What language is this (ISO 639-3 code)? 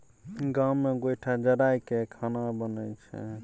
mai